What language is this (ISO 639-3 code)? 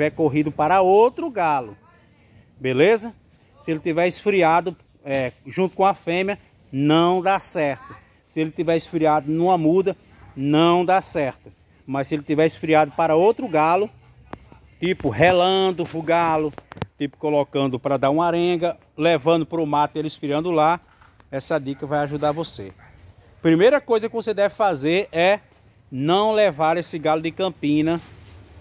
por